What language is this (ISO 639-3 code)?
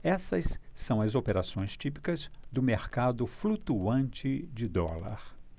por